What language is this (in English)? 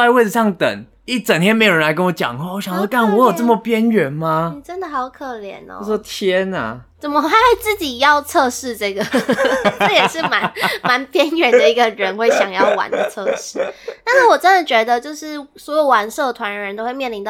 Chinese